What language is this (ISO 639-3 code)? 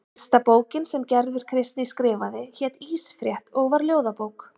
isl